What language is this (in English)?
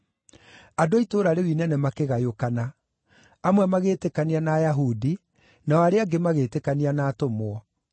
Kikuyu